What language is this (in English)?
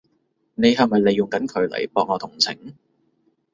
Cantonese